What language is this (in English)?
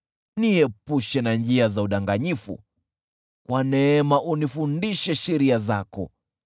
Swahili